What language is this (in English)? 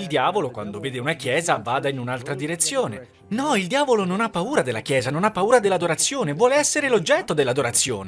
Italian